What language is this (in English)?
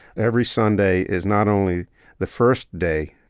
English